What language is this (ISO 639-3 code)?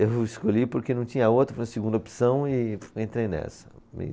por